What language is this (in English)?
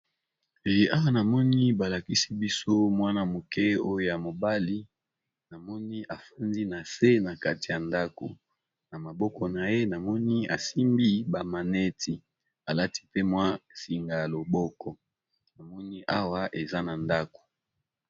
Lingala